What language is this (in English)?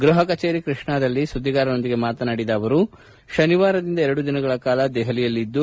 Kannada